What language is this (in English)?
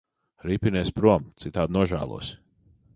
Latvian